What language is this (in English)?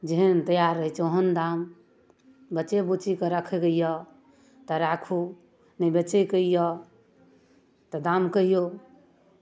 Maithili